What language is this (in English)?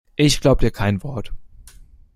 German